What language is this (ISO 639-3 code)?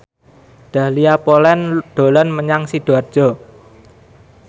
jav